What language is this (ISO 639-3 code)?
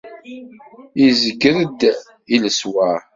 kab